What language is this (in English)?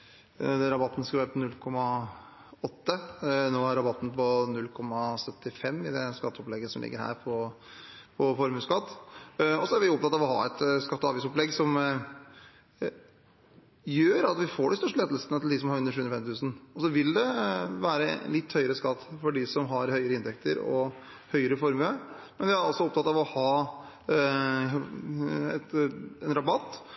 Norwegian Bokmål